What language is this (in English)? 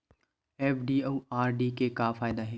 Chhattisgarhi